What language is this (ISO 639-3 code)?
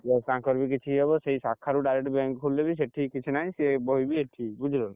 ori